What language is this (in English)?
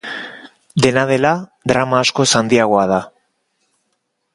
Basque